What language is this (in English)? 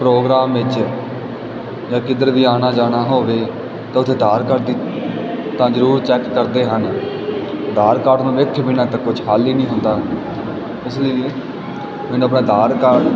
Punjabi